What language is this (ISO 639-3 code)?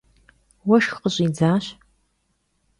kbd